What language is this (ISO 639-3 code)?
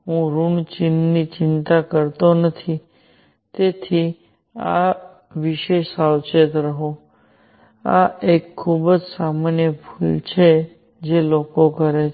guj